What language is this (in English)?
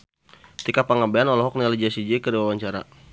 Sundanese